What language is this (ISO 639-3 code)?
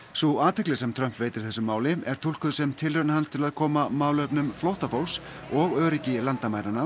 isl